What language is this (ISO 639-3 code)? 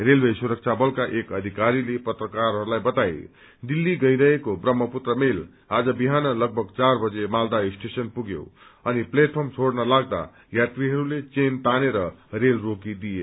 nep